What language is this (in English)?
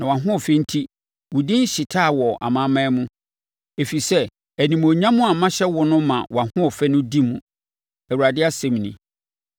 Akan